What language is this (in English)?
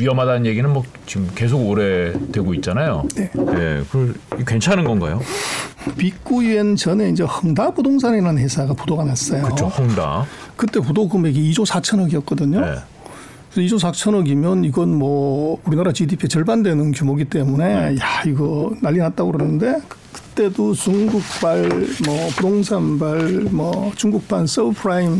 Korean